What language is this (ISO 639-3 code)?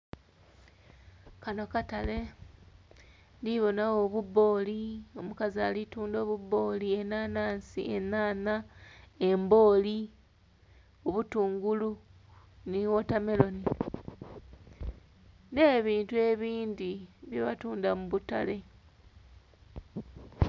xog